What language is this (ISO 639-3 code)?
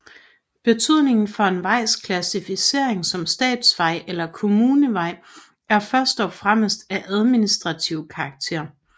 dan